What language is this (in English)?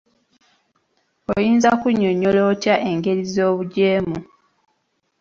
Ganda